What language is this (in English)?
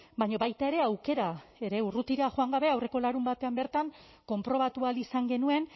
Basque